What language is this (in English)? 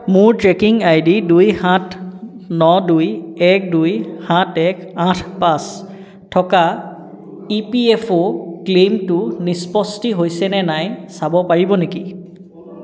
Assamese